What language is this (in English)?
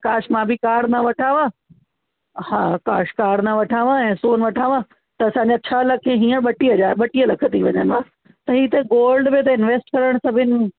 Sindhi